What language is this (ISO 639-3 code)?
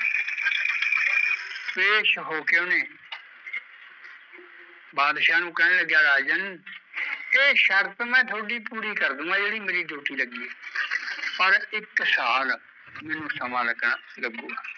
pan